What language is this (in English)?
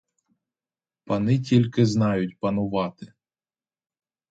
Ukrainian